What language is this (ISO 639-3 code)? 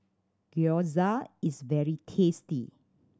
eng